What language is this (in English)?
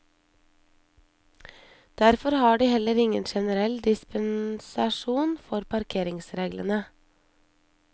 Norwegian